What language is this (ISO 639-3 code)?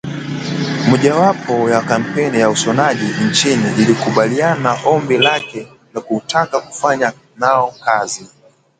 swa